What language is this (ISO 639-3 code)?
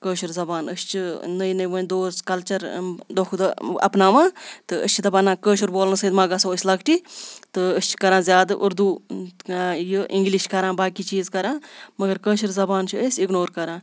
kas